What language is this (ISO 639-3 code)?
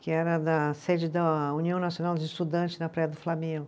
por